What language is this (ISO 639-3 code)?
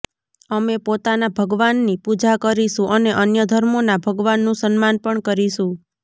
guj